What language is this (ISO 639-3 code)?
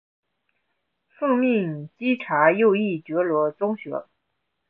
zho